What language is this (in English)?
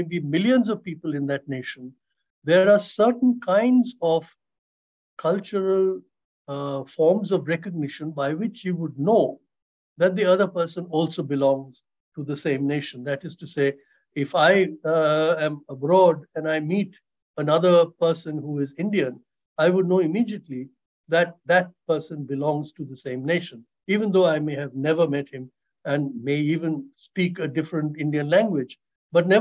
English